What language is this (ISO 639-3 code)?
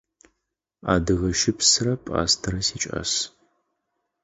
ady